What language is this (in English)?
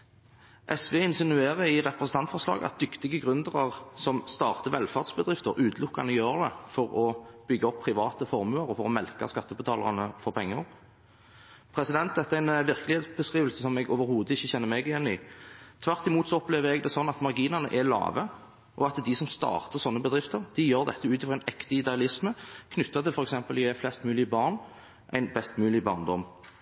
Norwegian Bokmål